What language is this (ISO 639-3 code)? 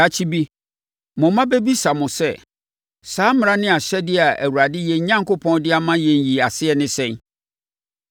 aka